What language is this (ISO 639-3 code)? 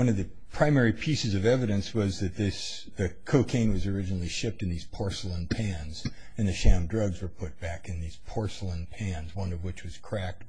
eng